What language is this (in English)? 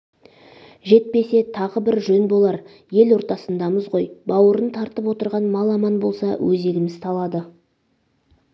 Kazakh